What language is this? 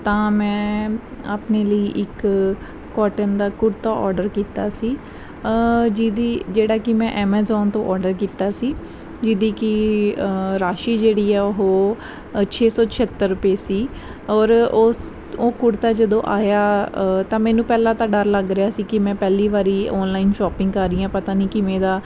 Punjabi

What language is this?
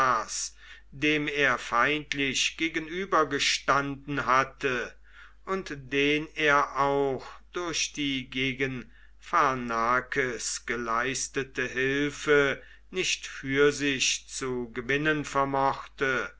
German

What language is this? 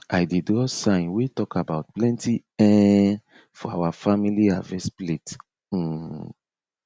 Nigerian Pidgin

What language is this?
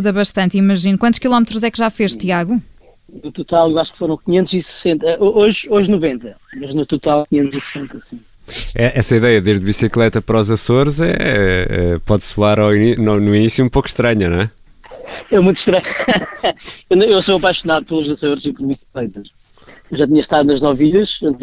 Portuguese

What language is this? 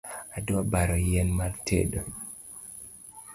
Luo (Kenya and Tanzania)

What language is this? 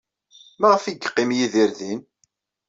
Kabyle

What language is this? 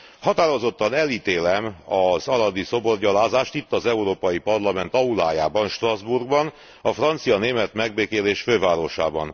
Hungarian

